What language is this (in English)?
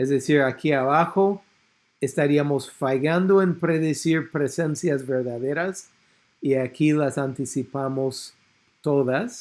Spanish